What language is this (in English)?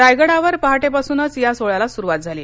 Marathi